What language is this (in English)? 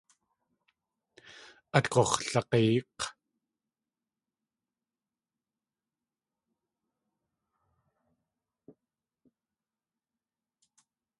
Tlingit